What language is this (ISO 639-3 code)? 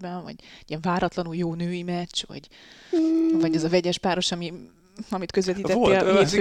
hun